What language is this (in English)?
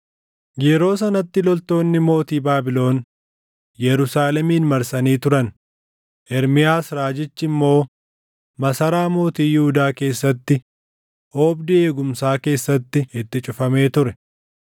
Oromo